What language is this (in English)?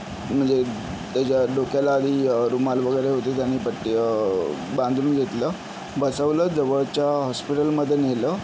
Marathi